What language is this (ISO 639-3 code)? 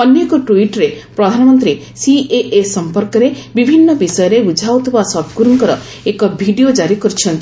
ori